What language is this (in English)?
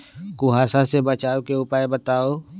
Magahi